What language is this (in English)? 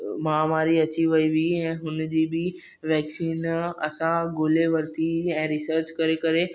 Sindhi